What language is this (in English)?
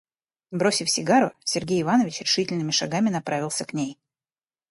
Russian